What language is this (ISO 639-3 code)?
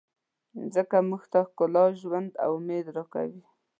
pus